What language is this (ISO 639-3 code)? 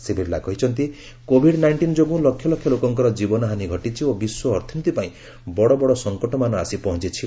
ori